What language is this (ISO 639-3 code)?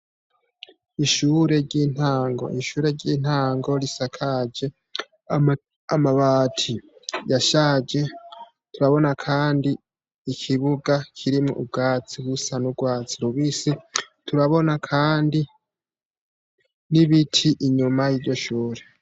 run